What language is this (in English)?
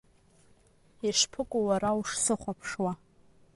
Abkhazian